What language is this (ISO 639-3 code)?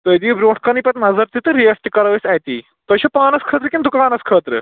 kas